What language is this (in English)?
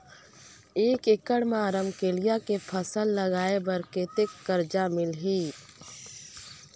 Chhattisgarhi